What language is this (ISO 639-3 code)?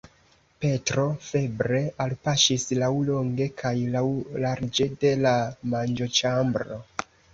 epo